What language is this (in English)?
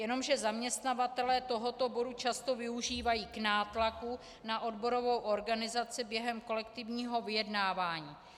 Czech